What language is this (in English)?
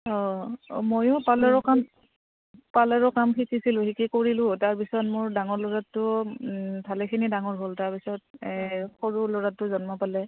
Assamese